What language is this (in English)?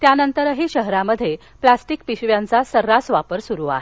Marathi